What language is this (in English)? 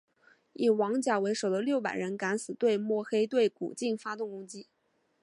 Chinese